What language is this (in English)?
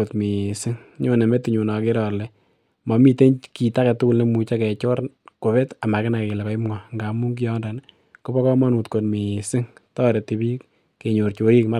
Kalenjin